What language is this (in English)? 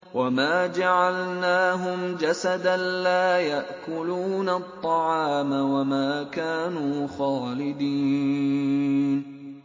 Arabic